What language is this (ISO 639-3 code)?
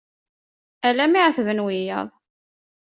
kab